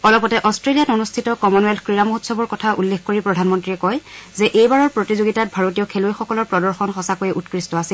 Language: Assamese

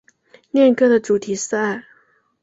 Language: Chinese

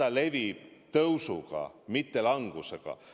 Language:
Estonian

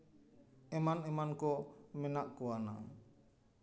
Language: Santali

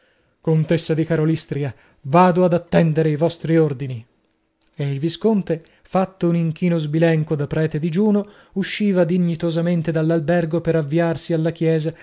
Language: Italian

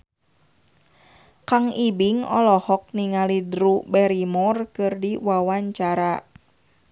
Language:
Sundanese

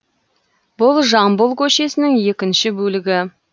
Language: Kazakh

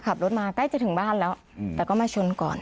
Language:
Thai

